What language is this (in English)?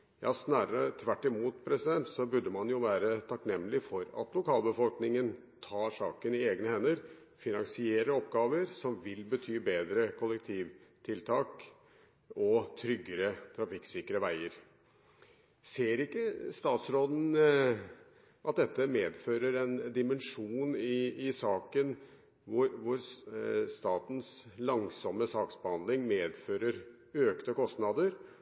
Norwegian Bokmål